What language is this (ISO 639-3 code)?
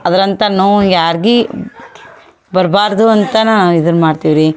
kan